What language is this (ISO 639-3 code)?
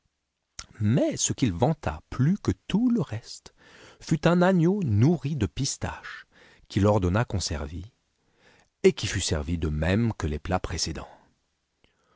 fra